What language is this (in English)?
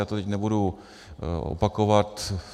Czech